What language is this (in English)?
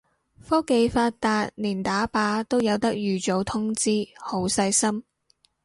Cantonese